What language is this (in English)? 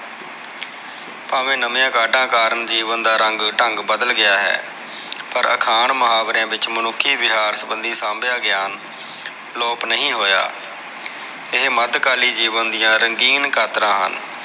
Punjabi